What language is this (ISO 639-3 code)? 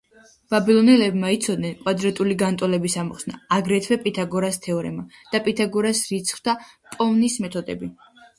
kat